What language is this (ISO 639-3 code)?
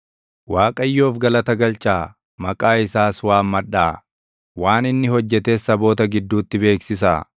orm